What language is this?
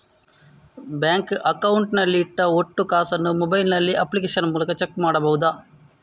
Kannada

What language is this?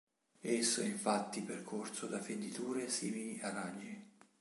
Italian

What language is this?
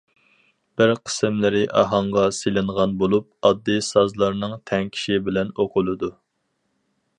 Uyghur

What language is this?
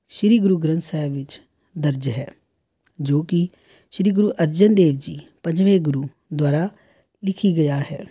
Punjabi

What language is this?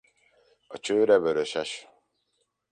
Hungarian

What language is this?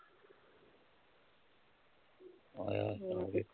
Punjabi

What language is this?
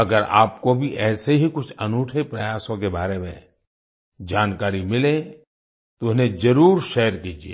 Hindi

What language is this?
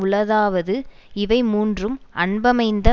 Tamil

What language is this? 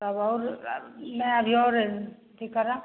Maithili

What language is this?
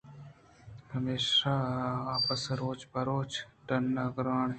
Eastern Balochi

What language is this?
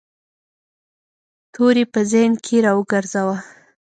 Pashto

